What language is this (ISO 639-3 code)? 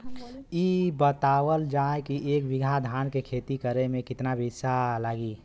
bho